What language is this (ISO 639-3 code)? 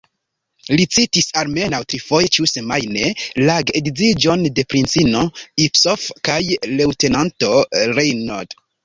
epo